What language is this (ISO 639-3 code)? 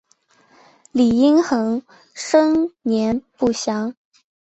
zho